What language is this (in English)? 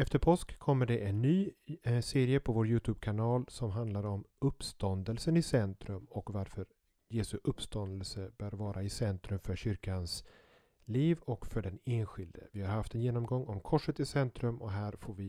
Swedish